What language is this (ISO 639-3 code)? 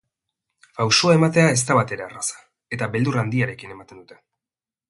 eus